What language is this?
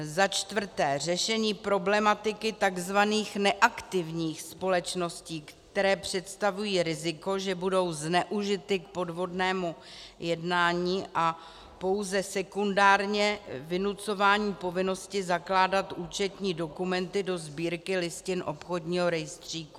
Czech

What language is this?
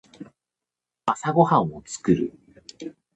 Japanese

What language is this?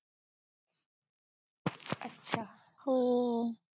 Marathi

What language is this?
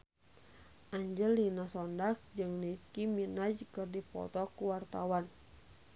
Sundanese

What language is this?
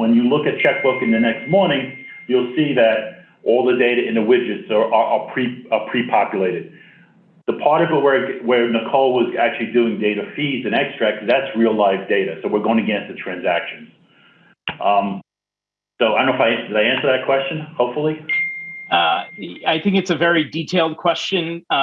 English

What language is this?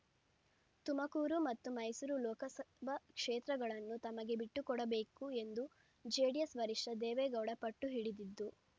Kannada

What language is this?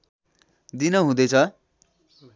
Nepali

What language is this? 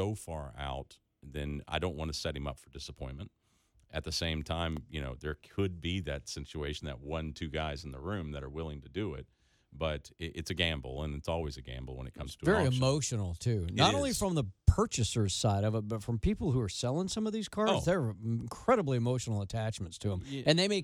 English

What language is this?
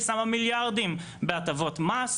Hebrew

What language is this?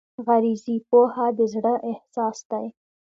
Pashto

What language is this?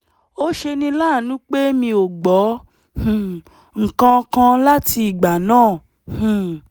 Yoruba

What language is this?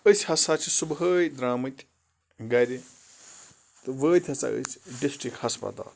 Kashmiri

